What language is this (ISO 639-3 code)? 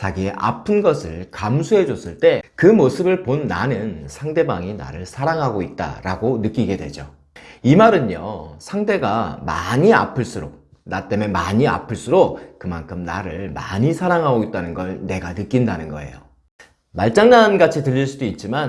kor